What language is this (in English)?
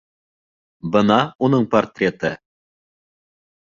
Bashkir